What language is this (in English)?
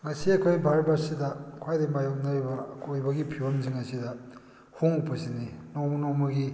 Manipuri